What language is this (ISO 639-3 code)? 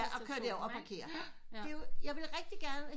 dan